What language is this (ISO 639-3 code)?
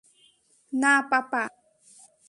ben